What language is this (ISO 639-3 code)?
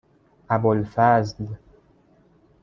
fas